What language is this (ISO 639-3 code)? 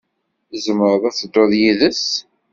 kab